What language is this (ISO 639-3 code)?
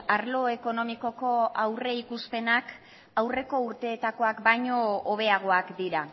eus